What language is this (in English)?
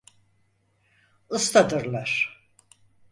Turkish